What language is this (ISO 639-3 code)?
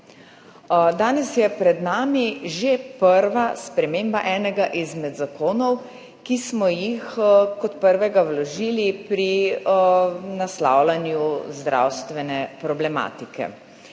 slv